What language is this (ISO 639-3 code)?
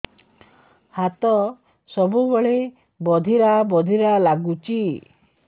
ori